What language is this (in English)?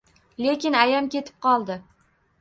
Uzbek